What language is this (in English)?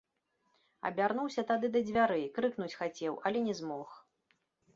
Belarusian